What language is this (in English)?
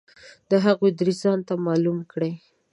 Pashto